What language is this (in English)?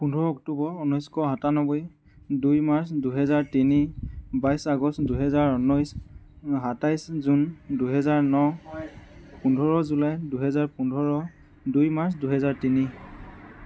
Assamese